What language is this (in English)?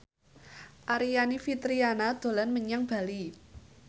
Javanese